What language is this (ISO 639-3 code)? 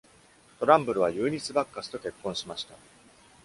jpn